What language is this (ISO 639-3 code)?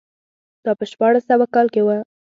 pus